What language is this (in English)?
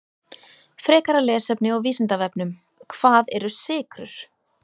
Icelandic